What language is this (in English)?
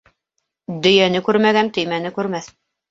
Bashkir